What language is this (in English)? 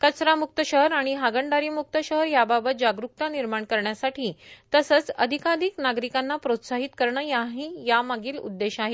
Marathi